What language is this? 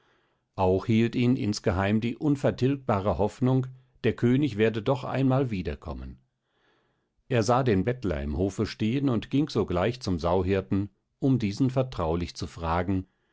German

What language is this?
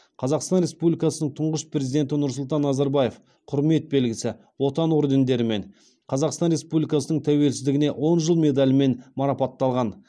Kazakh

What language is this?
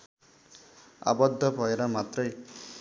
Nepali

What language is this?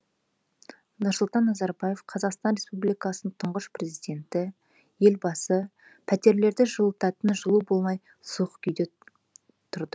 Kazakh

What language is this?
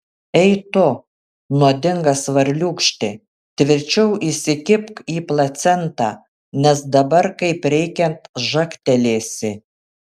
Lithuanian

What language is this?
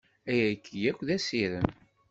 Kabyle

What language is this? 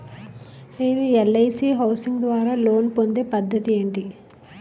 Telugu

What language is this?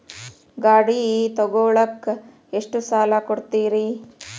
Kannada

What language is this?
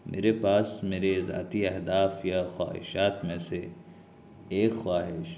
Urdu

